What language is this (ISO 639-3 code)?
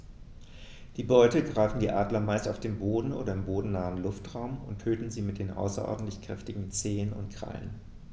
deu